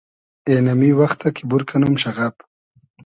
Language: Hazaragi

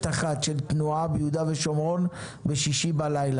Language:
Hebrew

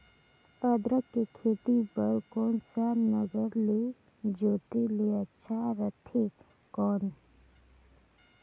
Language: Chhattisgarhi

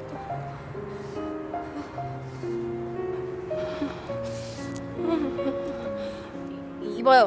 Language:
Korean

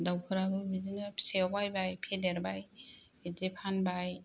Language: Bodo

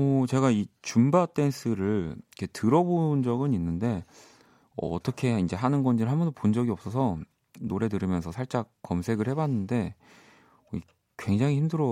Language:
Korean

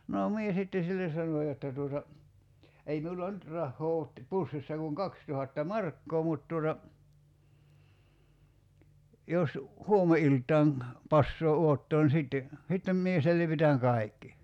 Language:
Finnish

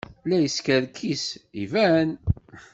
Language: Kabyle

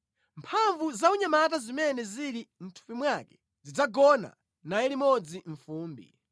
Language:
Nyanja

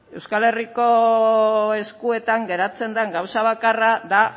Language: Basque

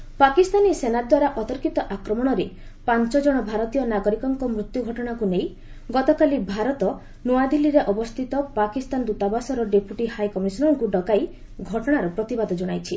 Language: Odia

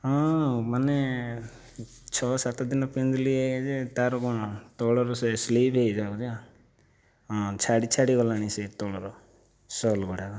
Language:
Odia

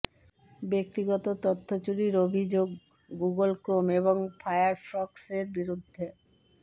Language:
Bangla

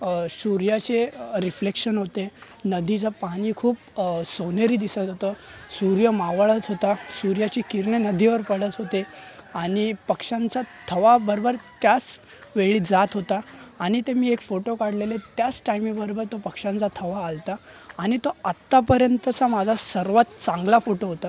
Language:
Marathi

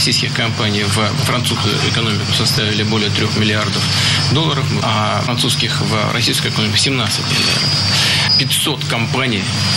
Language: Russian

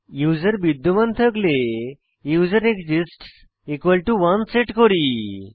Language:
Bangla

